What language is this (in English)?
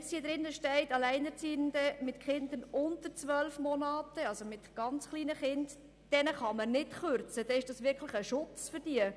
Swiss German